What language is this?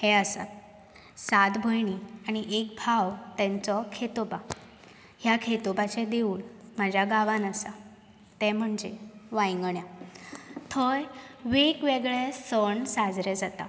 Konkani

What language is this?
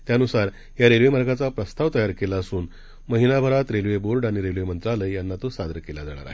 Marathi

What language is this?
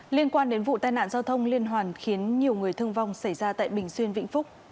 Vietnamese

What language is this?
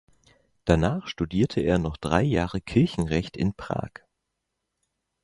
German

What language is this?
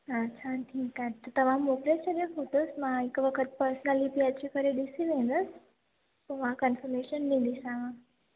Sindhi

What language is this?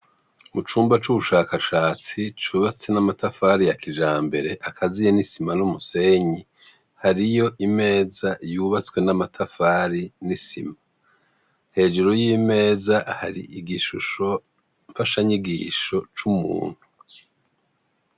Rundi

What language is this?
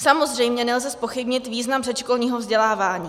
Czech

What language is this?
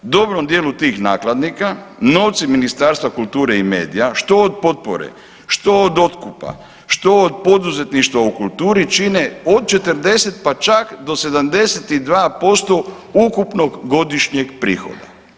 Croatian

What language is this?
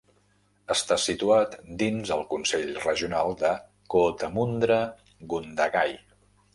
Catalan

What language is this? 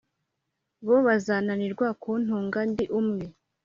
Kinyarwanda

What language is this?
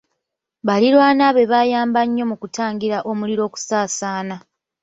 Ganda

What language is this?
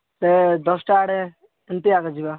Odia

